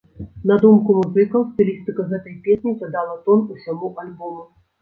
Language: Belarusian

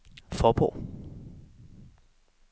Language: Danish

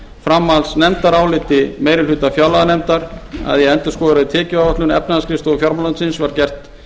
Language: Icelandic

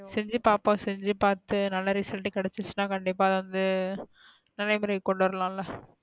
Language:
Tamil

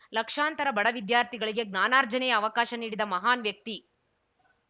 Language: Kannada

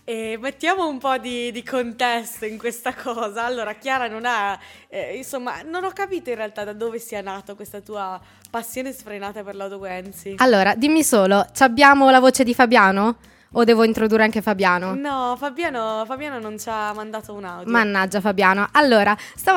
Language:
Italian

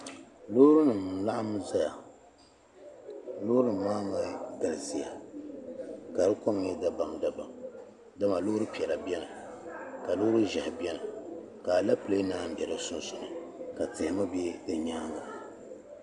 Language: Dagbani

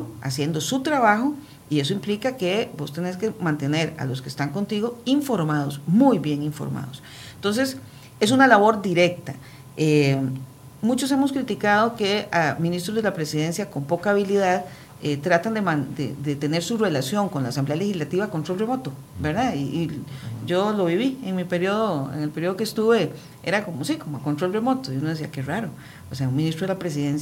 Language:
Spanish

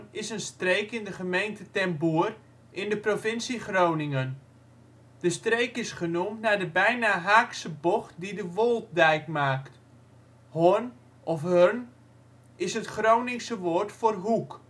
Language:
Dutch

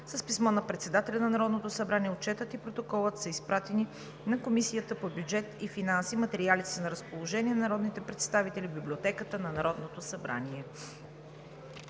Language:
Bulgarian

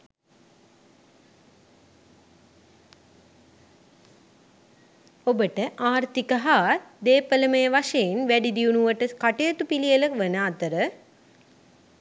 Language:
Sinhala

